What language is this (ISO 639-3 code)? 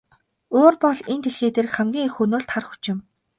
mon